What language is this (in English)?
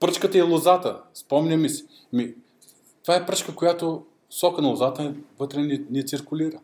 Bulgarian